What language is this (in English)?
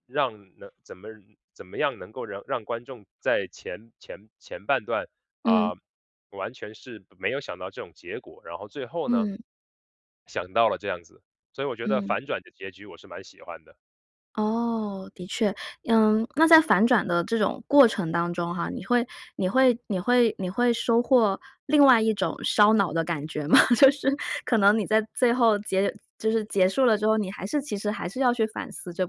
Chinese